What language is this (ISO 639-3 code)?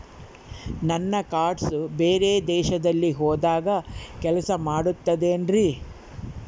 kan